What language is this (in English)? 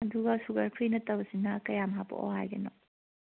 Manipuri